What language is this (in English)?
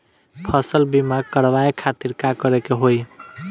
Bhojpuri